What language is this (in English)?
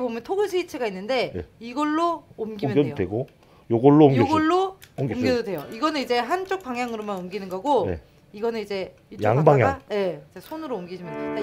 Korean